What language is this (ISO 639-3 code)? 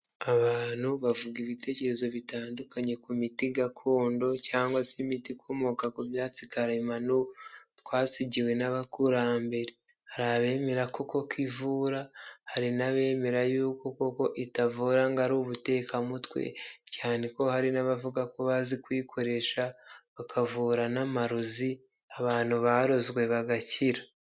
kin